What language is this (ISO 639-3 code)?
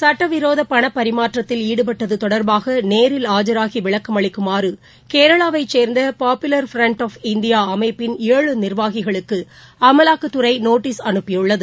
tam